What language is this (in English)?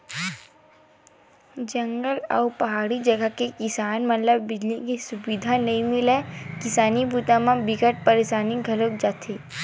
Chhattisgarhi